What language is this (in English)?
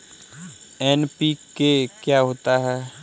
Hindi